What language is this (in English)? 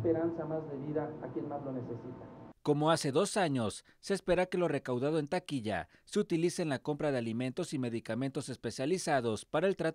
Spanish